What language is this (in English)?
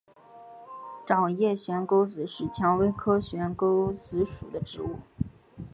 Chinese